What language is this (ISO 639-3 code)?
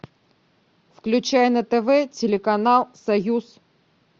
rus